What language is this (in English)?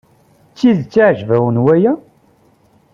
Kabyle